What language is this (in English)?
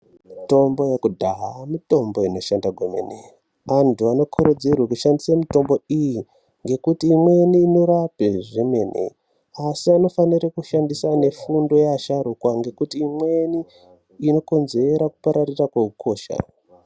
Ndau